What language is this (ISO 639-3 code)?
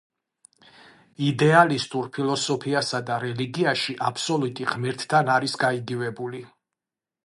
kat